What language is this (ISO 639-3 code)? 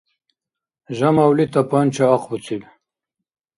dar